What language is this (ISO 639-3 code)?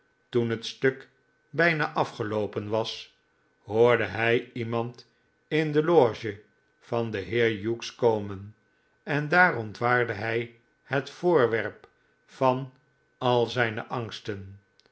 nld